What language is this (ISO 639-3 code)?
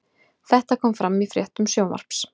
isl